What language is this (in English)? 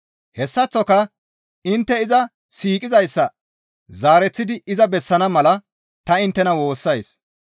Gamo